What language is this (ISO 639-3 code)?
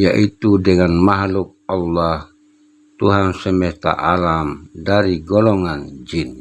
ind